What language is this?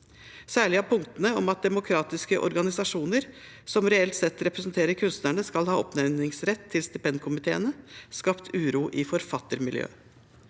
Norwegian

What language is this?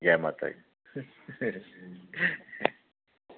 Dogri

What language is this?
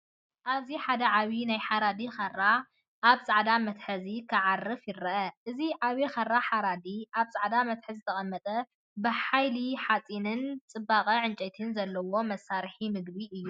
Tigrinya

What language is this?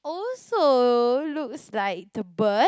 English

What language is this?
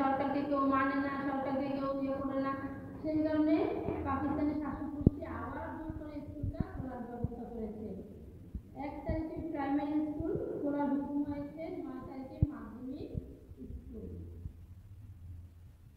Romanian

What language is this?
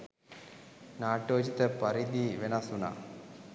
Sinhala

